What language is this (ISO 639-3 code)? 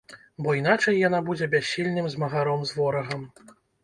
bel